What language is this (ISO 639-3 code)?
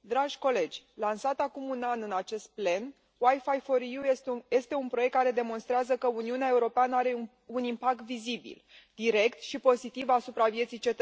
ron